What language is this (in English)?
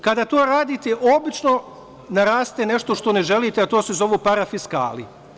Serbian